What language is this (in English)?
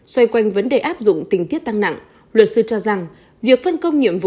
Vietnamese